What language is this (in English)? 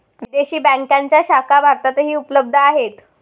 Marathi